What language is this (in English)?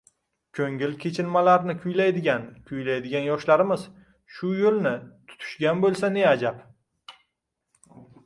Uzbek